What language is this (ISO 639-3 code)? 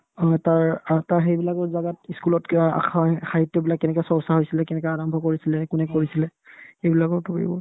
asm